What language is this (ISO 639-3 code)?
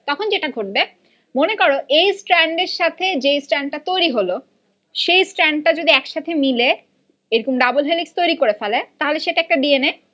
ben